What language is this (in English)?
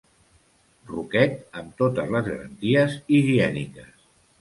Catalan